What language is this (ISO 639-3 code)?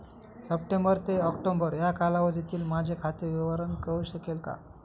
mar